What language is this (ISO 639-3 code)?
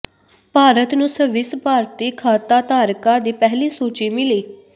pan